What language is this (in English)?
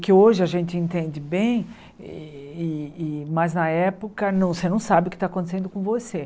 Portuguese